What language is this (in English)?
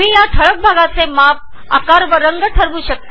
Marathi